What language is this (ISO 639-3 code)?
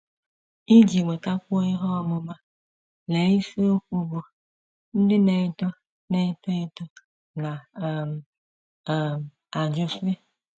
ibo